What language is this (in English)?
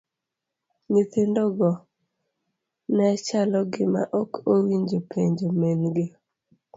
Luo (Kenya and Tanzania)